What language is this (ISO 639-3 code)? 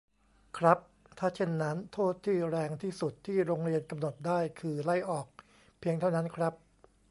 tha